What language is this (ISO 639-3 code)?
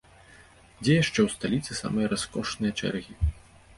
bel